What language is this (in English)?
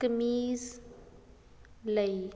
Punjabi